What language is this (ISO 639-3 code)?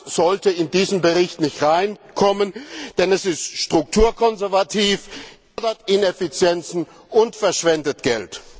deu